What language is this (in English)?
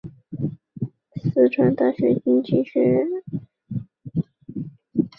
Chinese